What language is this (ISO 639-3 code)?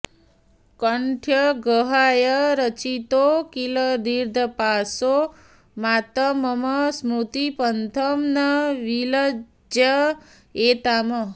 san